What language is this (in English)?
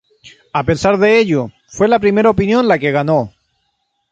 Spanish